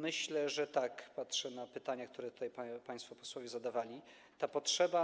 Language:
Polish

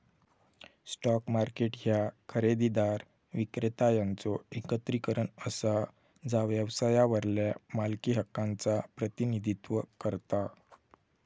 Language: Marathi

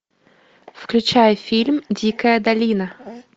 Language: Russian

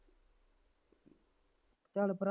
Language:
Punjabi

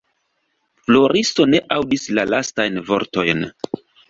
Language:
Esperanto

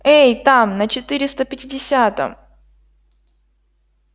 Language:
Russian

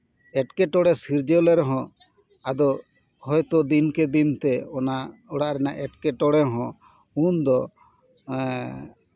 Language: Santali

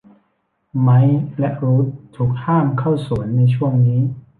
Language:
Thai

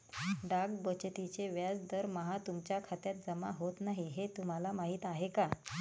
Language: Marathi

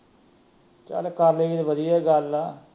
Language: Punjabi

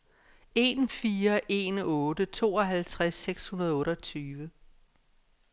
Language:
Danish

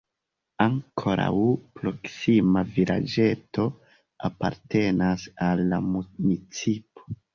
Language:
Esperanto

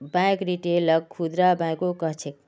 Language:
Magahi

